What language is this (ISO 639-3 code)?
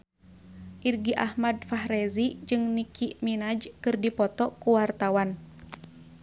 sun